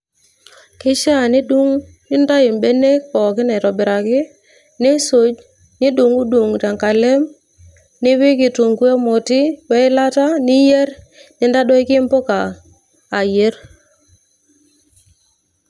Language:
Masai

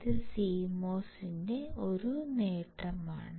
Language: Malayalam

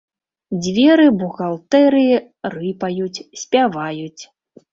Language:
Belarusian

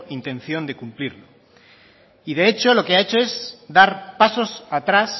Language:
Spanish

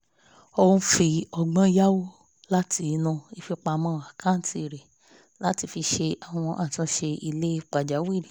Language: Yoruba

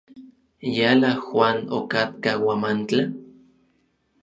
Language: Orizaba Nahuatl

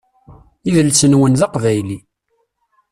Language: Kabyle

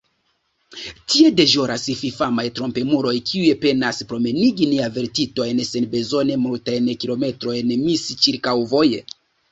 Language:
Esperanto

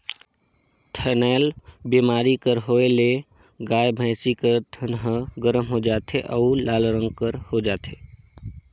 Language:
Chhattisgarhi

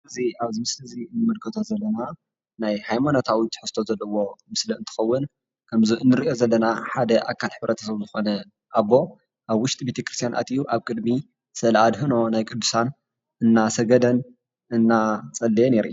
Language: Tigrinya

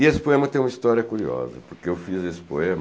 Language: Portuguese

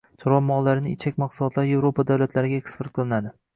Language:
Uzbek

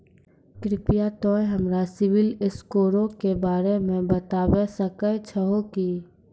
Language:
Maithili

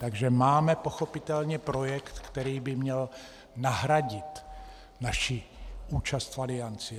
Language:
Czech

